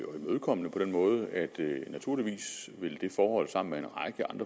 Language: Danish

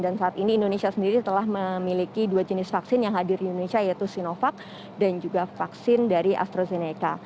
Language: Indonesian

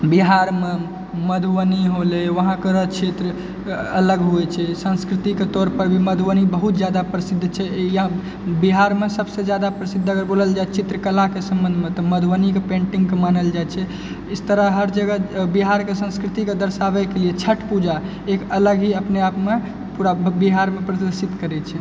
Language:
Maithili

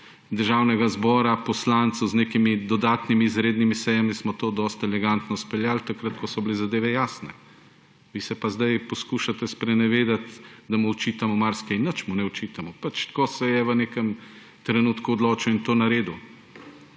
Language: Slovenian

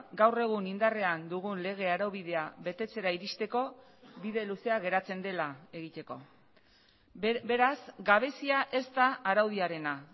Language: Basque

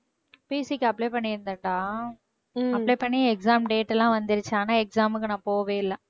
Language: Tamil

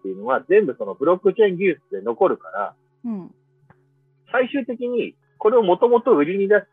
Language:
Japanese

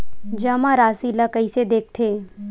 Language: Chhattisgarhi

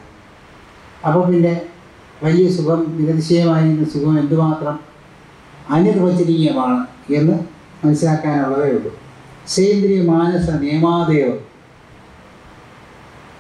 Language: Malayalam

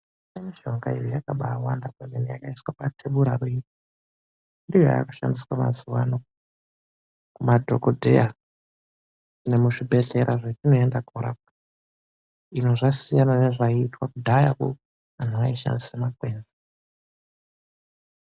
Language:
Ndau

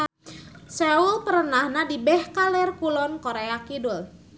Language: Sundanese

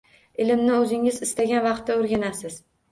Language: Uzbek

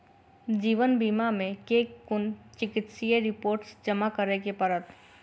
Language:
Maithili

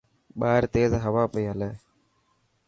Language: Dhatki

